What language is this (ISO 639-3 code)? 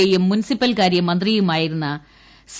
mal